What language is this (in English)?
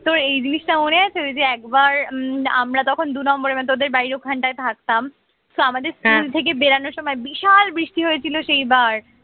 Bangla